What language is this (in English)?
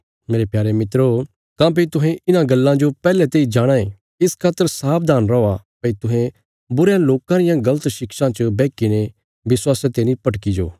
Bilaspuri